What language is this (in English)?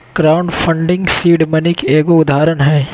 Magahi